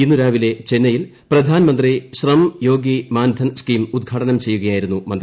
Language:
Malayalam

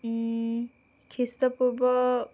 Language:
Assamese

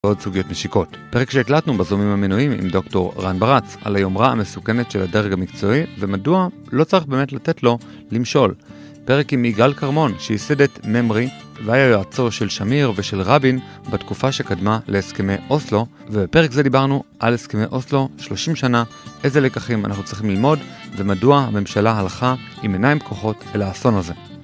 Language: Hebrew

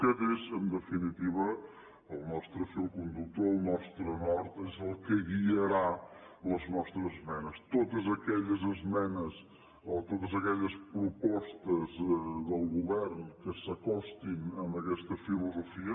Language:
Catalan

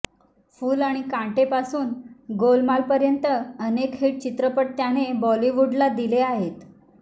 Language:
Marathi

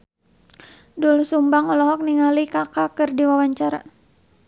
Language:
Sundanese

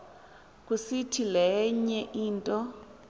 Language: Xhosa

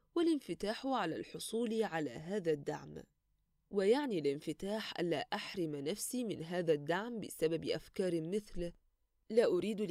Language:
Arabic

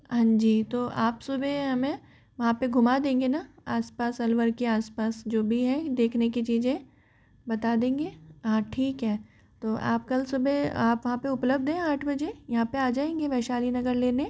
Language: Hindi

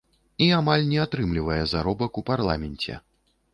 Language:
Belarusian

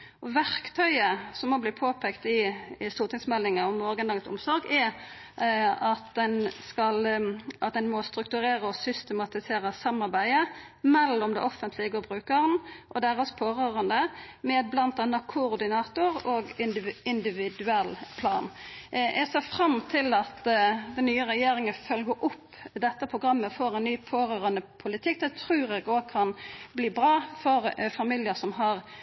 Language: Norwegian Nynorsk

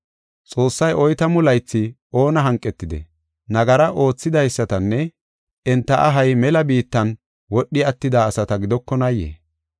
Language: Gofa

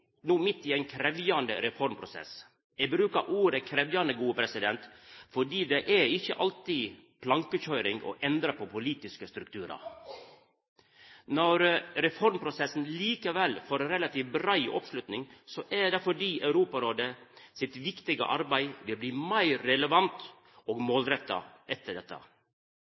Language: Norwegian Nynorsk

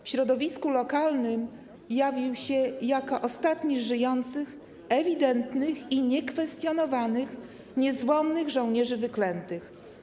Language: Polish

